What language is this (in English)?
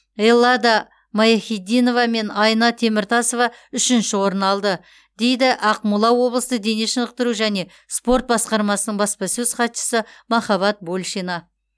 Kazakh